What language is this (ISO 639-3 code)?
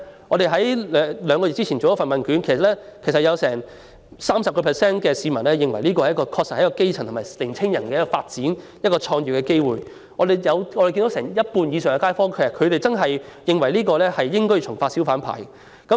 yue